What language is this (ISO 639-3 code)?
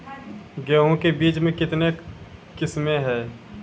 mai